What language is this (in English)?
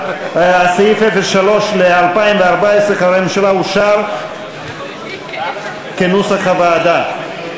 Hebrew